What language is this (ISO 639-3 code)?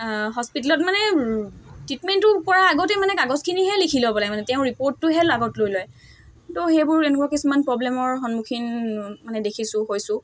asm